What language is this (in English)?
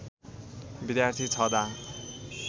Nepali